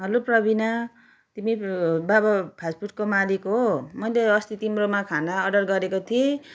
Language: Nepali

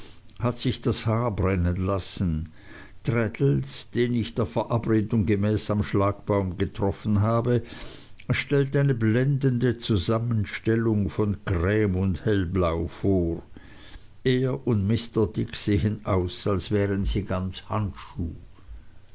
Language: German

